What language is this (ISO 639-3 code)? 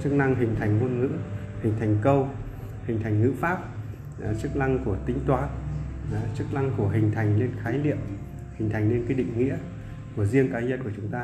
vie